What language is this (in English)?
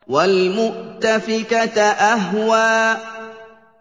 Arabic